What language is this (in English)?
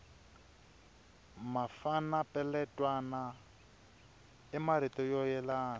Tsonga